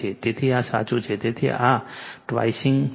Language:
Gujarati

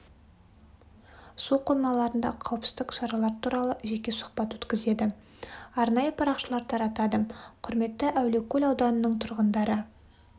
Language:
Kazakh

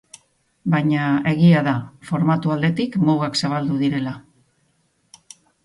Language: Basque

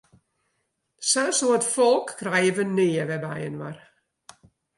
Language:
Western Frisian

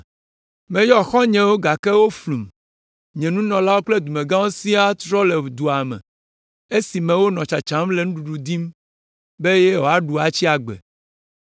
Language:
Ewe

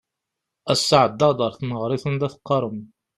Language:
Kabyle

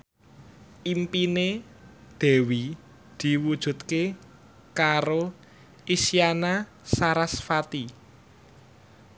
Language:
Javanese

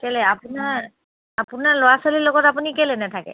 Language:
Assamese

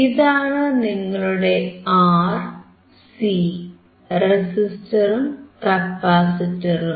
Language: Malayalam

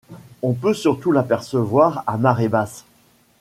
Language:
French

